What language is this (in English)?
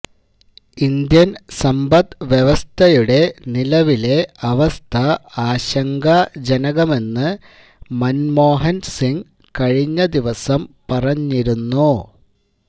Malayalam